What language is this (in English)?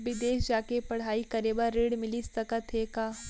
Chhattisgarhi